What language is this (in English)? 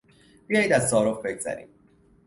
Persian